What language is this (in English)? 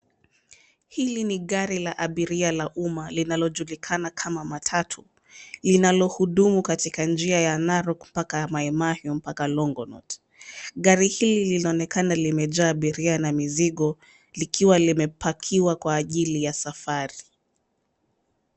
Swahili